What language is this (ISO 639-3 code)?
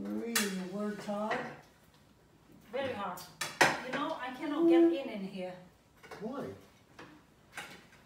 eng